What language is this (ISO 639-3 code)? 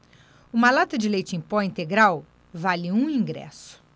por